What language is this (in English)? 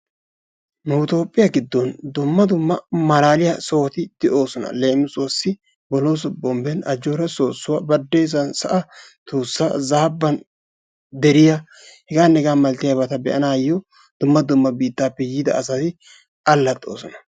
Wolaytta